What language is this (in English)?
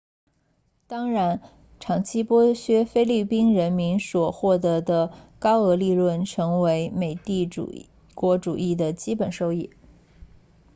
Chinese